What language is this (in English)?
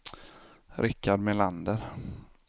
Swedish